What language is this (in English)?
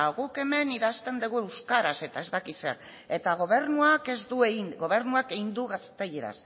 Basque